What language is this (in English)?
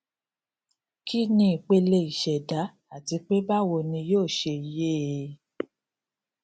Yoruba